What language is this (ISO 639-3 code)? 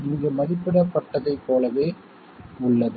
tam